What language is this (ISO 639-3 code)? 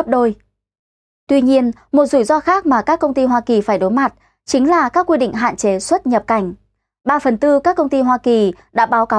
vie